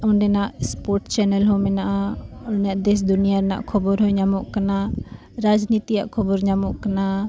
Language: Santali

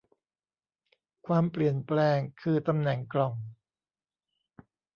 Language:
Thai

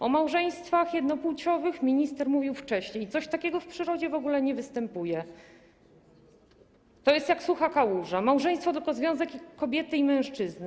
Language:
Polish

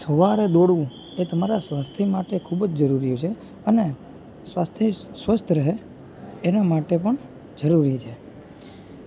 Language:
Gujarati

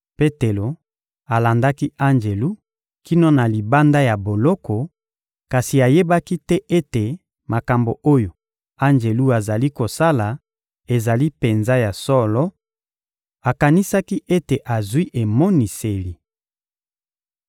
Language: Lingala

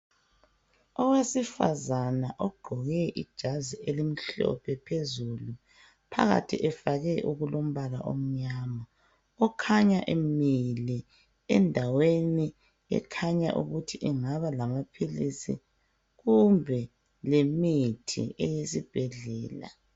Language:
North Ndebele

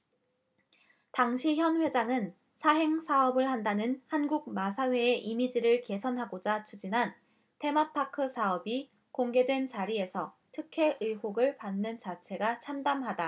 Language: Korean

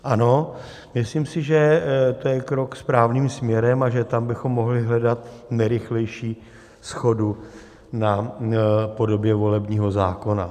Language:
Czech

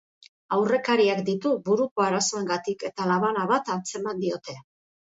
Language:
Basque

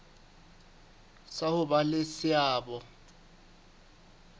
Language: Southern Sotho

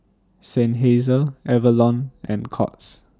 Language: English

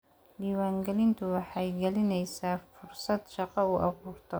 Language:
Somali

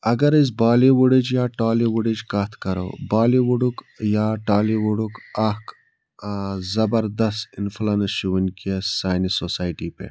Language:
Kashmiri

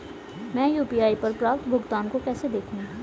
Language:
Hindi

